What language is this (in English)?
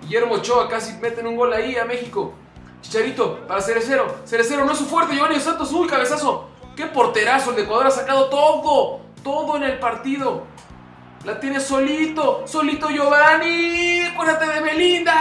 Spanish